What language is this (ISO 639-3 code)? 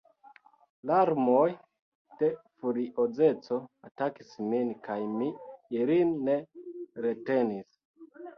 epo